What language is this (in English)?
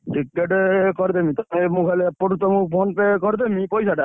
Odia